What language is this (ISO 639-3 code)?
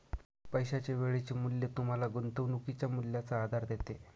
mar